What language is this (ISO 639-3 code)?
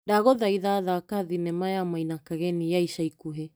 kik